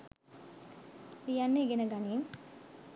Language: Sinhala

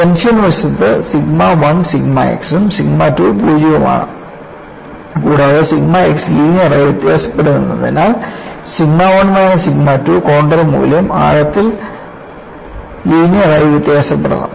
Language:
Malayalam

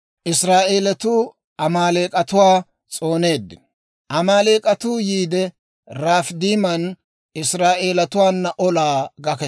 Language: Dawro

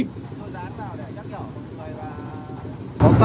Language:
Vietnamese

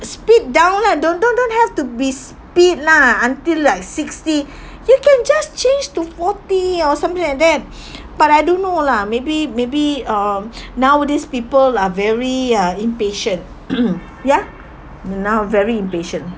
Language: English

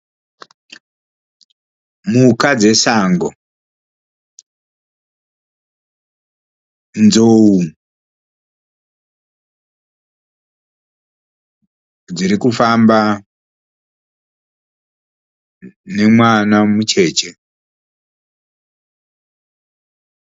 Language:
Shona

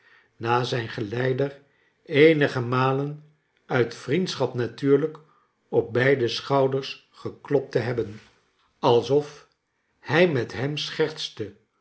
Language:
Dutch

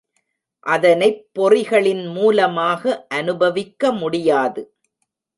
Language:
Tamil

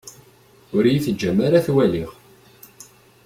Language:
Kabyle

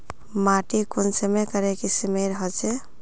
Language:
Magahi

